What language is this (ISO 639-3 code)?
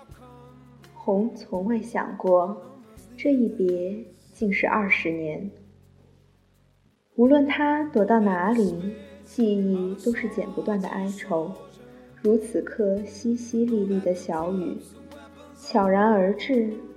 zho